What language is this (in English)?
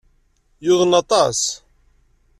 Kabyle